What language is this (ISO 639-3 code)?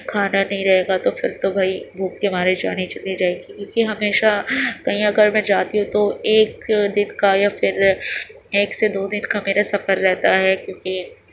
urd